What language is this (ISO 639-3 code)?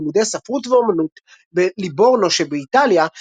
heb